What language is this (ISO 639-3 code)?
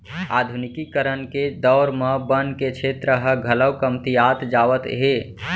hne